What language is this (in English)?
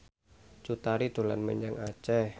Javanese